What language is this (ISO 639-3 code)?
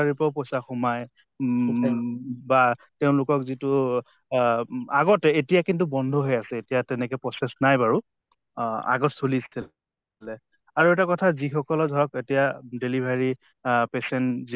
asm